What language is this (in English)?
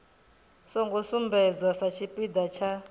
Venda